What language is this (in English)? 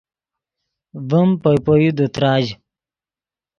Yidgha